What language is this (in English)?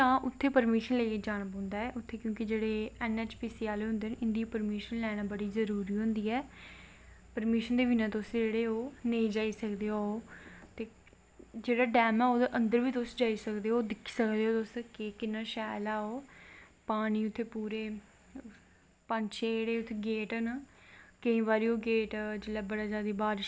Dogri